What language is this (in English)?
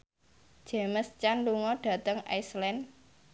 Javanese